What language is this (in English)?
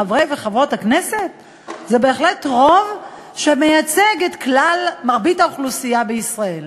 Hebrew